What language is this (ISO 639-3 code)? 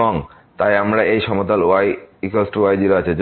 ben